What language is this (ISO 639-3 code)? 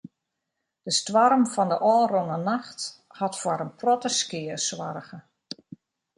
fry